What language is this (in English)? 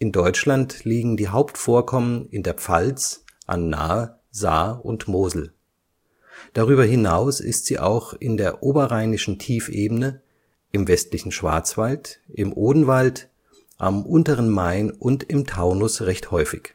German